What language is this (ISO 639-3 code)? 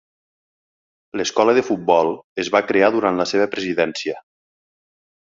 cat